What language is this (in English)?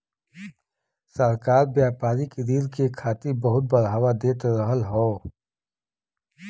Bhojpuri